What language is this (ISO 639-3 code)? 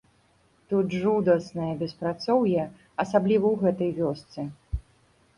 bel